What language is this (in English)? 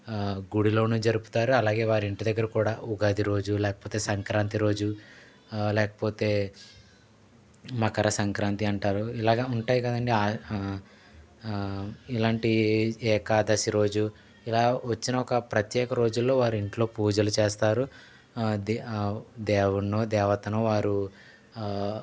Telugu